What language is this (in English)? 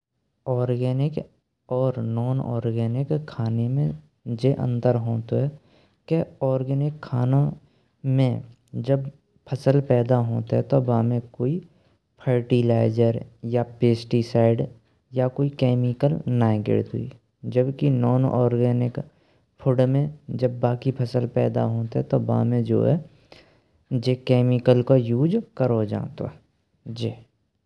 Braj